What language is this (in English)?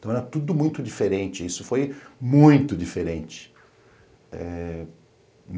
Portuguese